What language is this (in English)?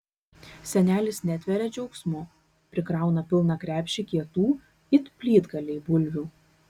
Lithuanian